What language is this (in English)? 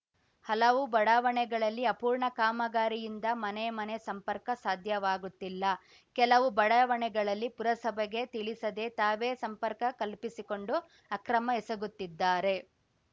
Kannada